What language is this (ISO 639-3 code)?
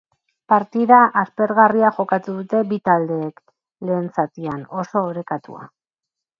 eus